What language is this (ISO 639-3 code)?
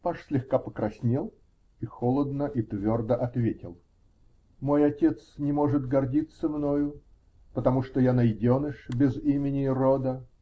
rus